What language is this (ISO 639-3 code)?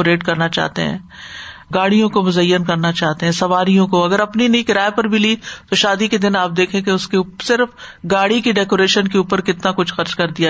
urd